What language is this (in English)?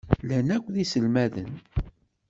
Kabyle